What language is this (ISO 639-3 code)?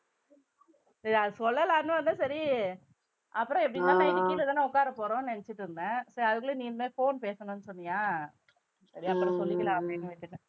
tam